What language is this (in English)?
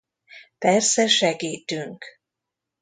Hungarian